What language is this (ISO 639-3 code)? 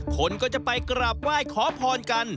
tha